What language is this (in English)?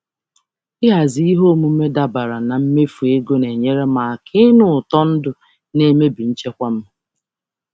Igbo